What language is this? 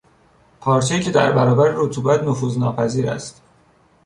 Persian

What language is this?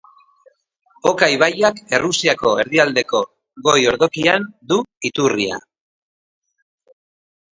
Basque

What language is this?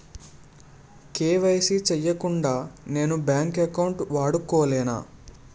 Telugu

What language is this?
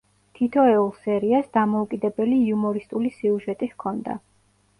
Georgian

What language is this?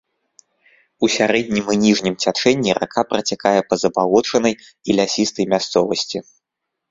Belarusian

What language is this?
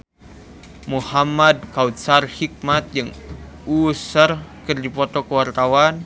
Sundanese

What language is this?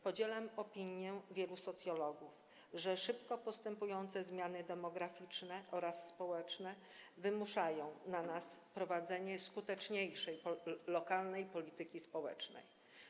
Polish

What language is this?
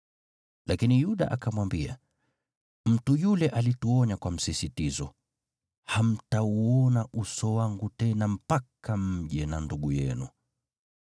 Swahili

